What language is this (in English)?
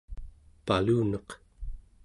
Central Yupik